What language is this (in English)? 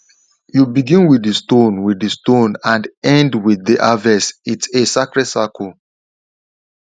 Nigerian Pidgin